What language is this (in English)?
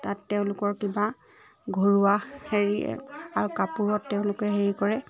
Assamese